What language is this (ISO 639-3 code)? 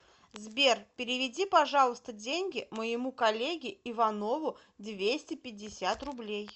rus